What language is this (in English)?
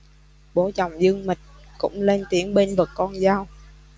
Vietnamese